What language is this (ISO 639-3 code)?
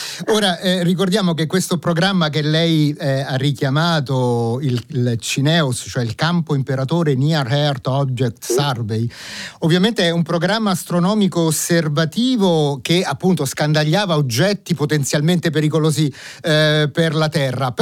ita